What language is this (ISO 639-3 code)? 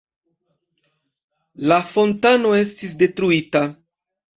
epo